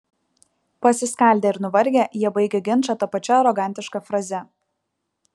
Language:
Lithuanian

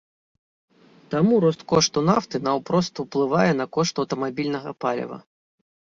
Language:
Belarusian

